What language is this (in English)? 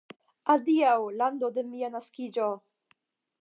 Esperanto